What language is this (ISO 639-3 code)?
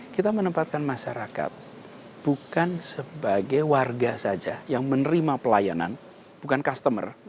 ind